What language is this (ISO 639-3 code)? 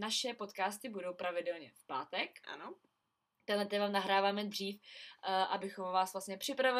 ces